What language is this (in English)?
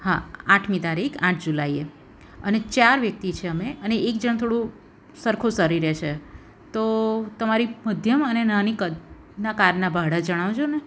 Gujarati